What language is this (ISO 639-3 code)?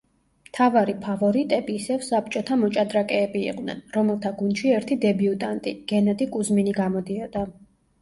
kat